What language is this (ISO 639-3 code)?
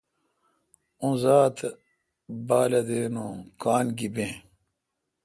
xka